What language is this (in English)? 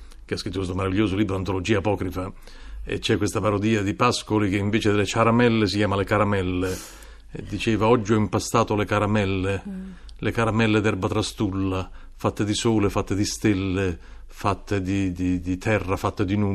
Italian